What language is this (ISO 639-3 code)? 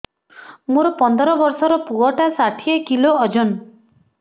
ori